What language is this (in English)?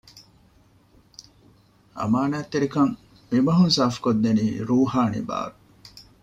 Divehi